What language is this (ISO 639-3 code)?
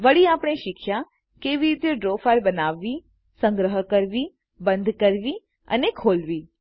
guj